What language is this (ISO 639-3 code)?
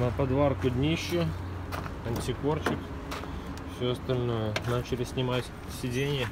rus